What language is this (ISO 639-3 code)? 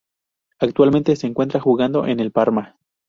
spa